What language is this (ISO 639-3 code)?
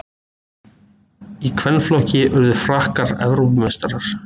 isl